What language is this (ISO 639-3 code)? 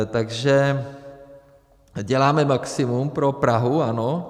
ces